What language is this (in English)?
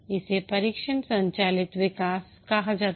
Hindi